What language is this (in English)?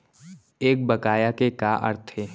Chhattisgarhi